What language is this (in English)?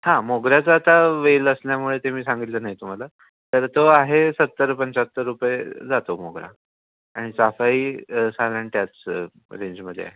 Marathi